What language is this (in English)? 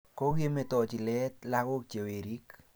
Kalenjin